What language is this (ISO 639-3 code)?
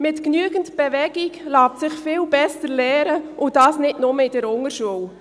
gsw